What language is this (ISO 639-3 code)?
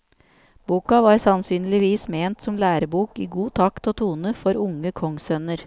nor